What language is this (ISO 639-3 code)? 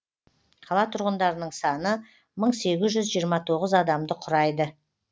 kaz